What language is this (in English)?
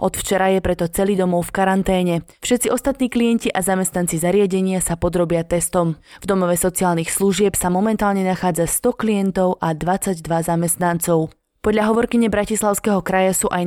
Slovak